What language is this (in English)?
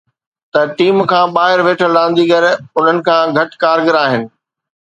Sindhi